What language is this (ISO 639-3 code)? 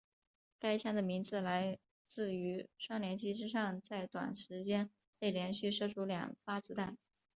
zho